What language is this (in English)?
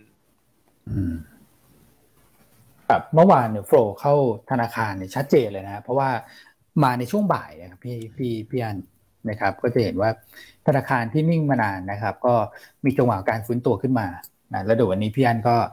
Thai